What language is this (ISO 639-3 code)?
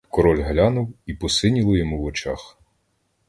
ukr